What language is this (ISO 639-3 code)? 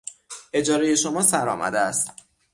fas